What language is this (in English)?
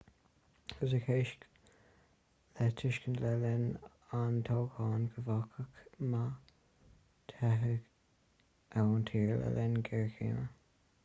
Irish